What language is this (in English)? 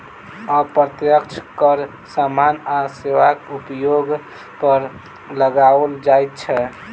Maithili